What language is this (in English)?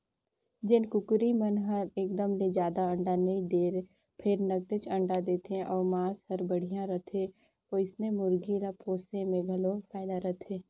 Chhattisgarhi